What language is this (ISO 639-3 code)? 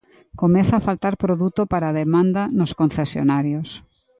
glg